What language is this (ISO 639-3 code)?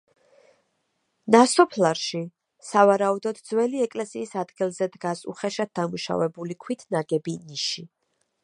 kat